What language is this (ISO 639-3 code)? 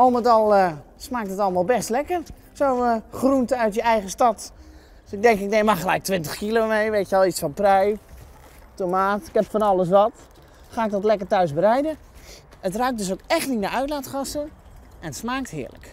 nld